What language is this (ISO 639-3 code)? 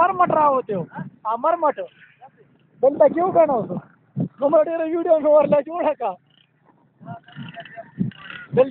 ara